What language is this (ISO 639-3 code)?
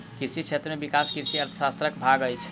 mai